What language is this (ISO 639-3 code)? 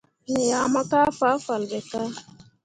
mua